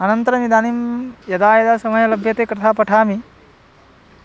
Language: Sanskrit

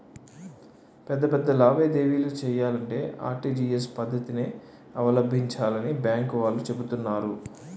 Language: Telugu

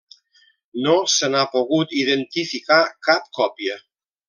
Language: Catalan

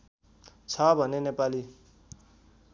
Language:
Nepali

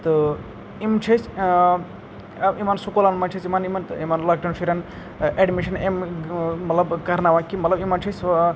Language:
Kashmiri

